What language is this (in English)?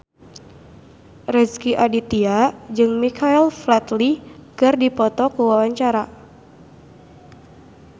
Sundanese